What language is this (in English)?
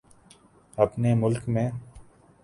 Urdu